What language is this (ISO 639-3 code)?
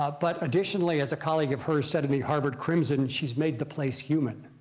eng